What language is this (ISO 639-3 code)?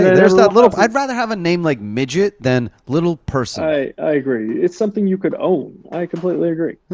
eng